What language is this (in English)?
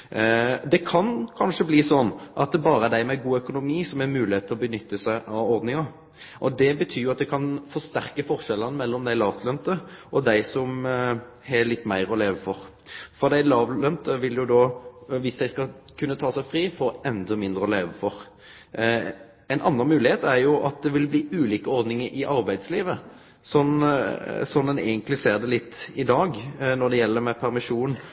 Norwegian Nynorsk